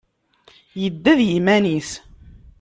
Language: Kabyle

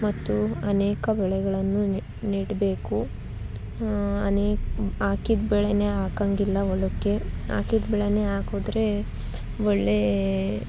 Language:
Kannada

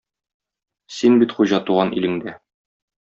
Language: Tatar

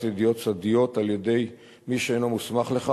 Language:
Hebrew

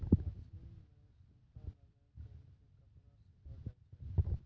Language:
Maithili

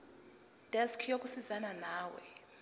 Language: Zulu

